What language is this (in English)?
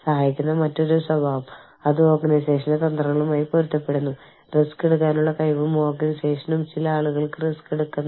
Malayalam